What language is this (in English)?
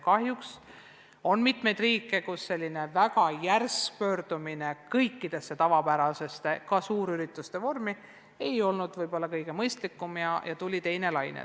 Estonian